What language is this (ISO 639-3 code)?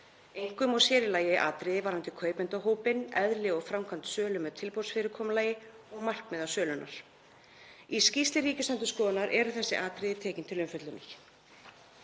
isl